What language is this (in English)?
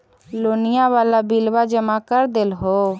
Magahi